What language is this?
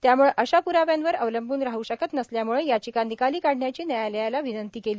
Marathi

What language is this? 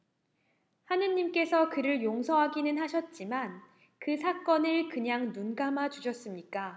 Korean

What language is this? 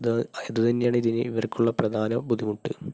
Malayalam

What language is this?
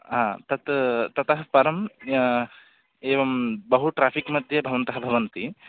Sanskrit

